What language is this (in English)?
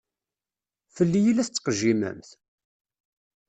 Kabyle